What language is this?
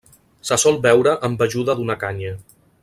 Catalan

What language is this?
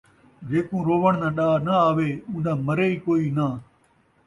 Saraiki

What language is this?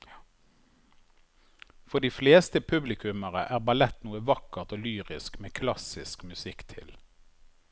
Norwegian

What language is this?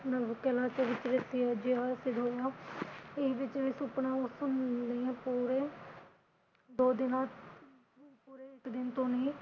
Punjabi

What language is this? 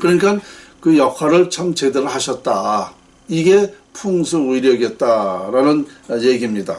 Korean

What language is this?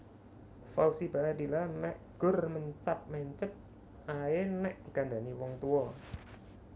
Javanese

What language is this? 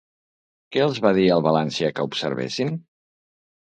Catalan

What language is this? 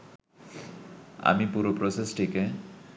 Bangla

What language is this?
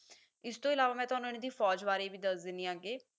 Punjabi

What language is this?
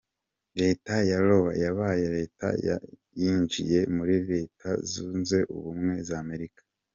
Kinyarwanda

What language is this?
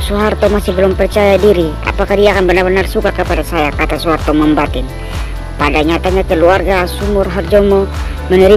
Indonesian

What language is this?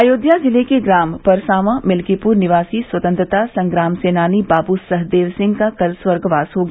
Hindi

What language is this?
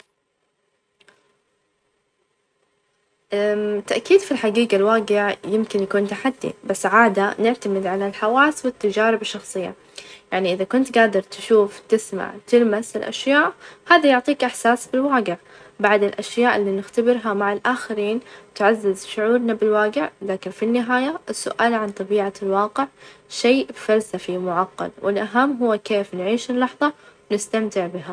Najdi Arabic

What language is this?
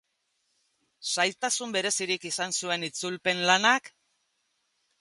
Basque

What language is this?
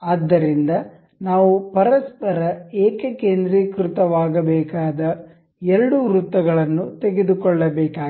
Kannada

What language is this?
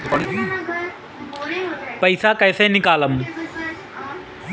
Bhojpuri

